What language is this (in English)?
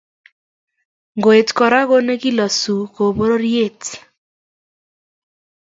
Kalenjin